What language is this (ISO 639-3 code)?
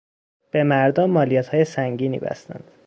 fas